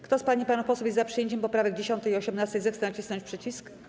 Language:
Polish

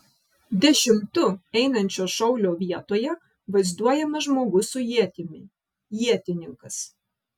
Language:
Lithuanian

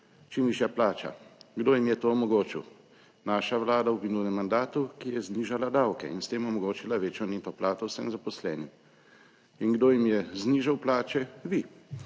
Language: Slovenian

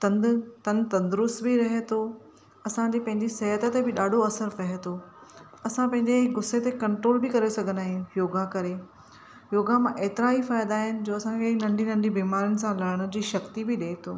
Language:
Sindhi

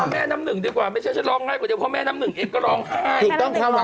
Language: Thai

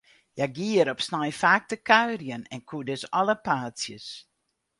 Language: Western Frisian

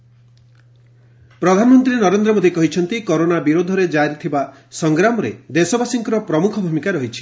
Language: Odia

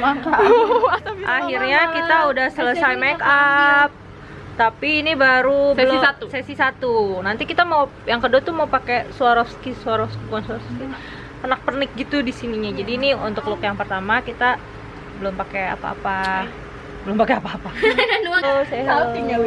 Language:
Indonesian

